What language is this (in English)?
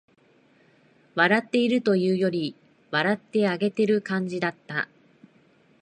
Japanese